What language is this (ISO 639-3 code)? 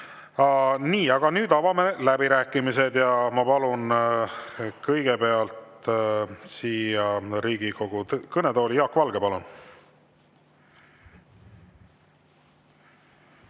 est